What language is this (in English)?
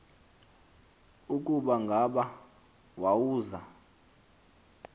Xhosa